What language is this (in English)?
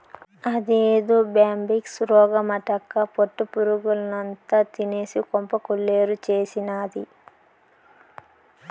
Telugu